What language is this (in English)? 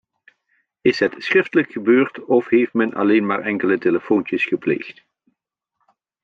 Dutch